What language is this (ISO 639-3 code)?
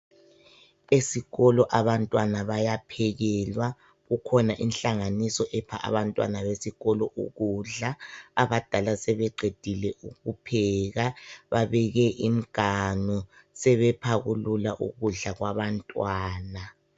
nde